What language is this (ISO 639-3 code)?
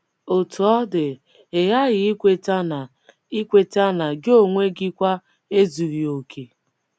ibo